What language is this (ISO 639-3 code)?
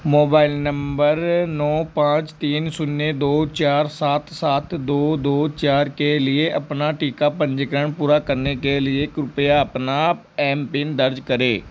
hin